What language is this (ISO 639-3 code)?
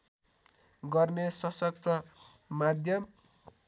nep